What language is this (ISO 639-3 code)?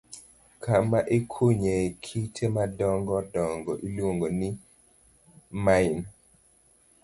luo